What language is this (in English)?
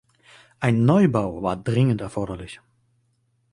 German